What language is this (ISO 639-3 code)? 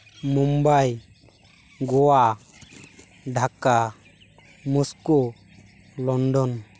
sat